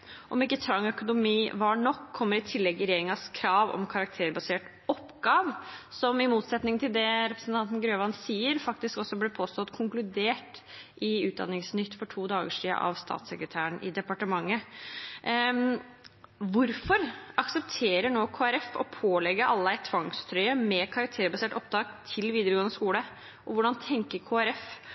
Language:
Norwegian Bokmål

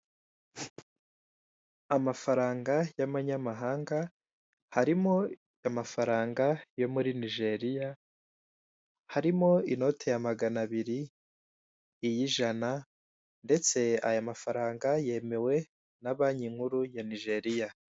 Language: Kinyarwanda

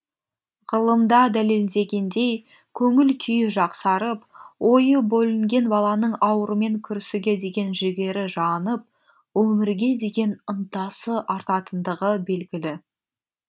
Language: Kazakh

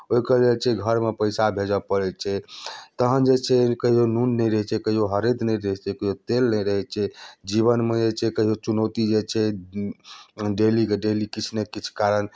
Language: Maithili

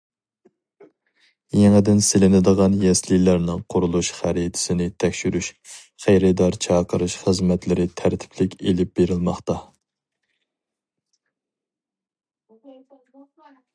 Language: Uyghur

